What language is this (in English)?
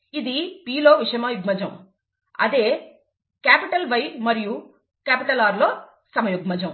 Telugu